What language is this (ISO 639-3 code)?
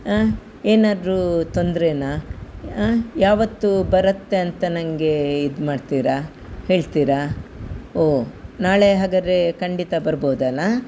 kan